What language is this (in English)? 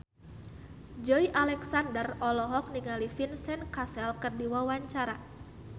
Sundanese